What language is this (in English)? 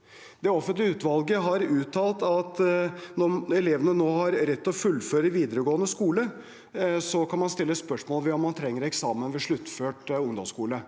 Norwegian